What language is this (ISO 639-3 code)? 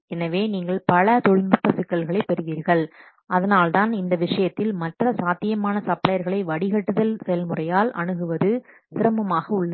tam